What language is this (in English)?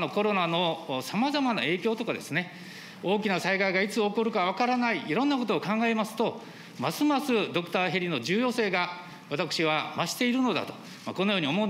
Japanese